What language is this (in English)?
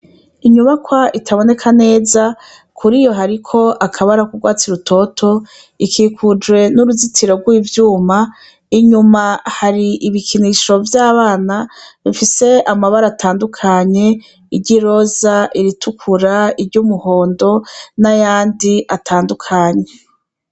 Rundi